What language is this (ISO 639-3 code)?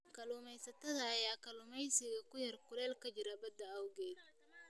som